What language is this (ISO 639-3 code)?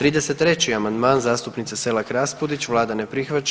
hrv